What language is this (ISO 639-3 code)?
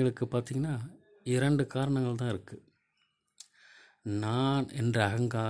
tam